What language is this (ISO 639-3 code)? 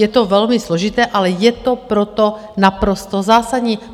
ces